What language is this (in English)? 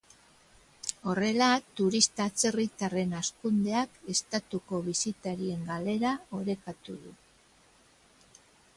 Basque